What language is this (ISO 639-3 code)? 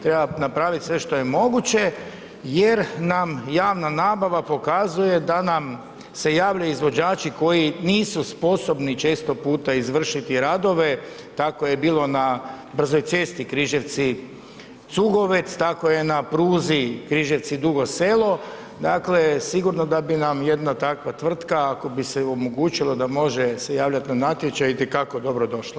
hrv